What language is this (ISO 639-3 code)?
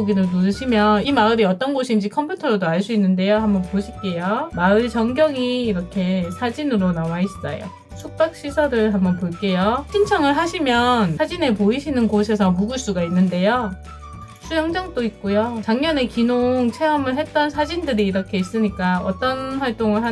kor